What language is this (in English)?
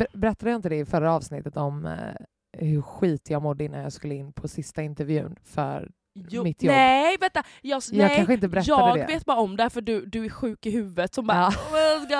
Swedish